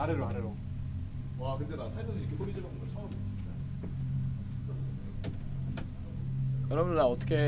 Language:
Korean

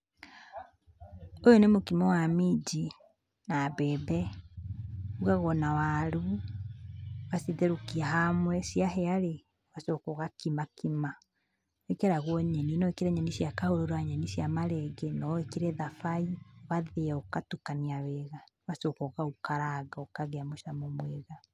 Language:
Kikuyu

